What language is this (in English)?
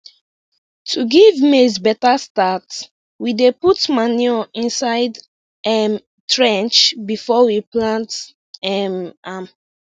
Nigerian Pidgin